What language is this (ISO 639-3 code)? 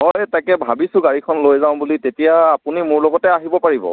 asm